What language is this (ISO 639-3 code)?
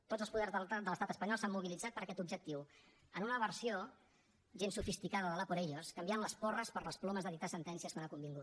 cat